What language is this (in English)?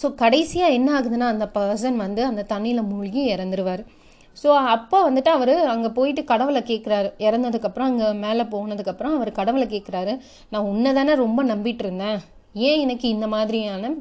Tamil